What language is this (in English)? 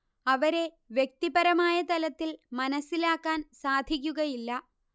Malayalam